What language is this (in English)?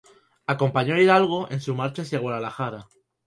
Spanish